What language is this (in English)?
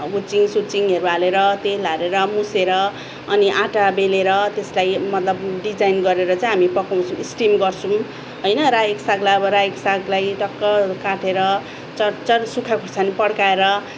Nepali